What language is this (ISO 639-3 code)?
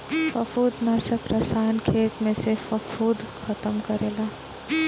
bho